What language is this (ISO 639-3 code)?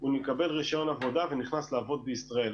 heb